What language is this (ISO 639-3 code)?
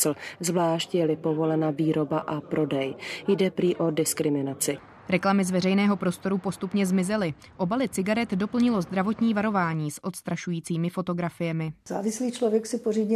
ces